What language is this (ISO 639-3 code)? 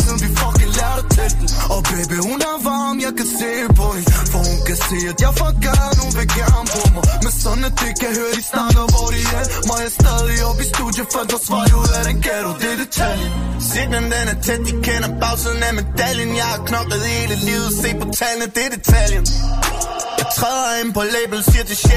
dan